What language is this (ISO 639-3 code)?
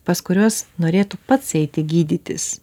lit